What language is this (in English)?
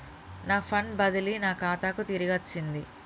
Telugu